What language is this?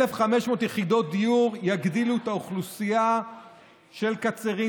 Hebrew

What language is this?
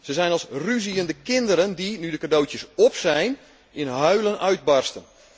Dutch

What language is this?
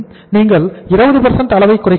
Tamil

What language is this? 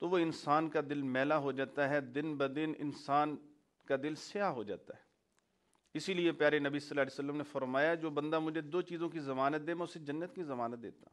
Hindi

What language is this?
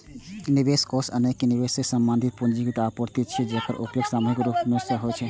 Maithili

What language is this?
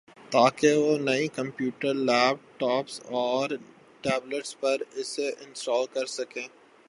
Urdu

